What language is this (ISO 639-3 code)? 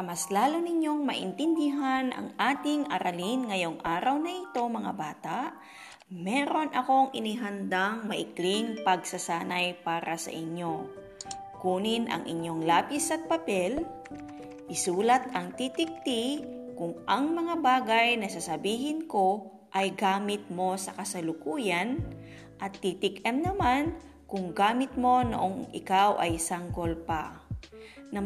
fil